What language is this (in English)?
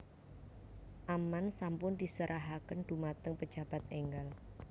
Javanese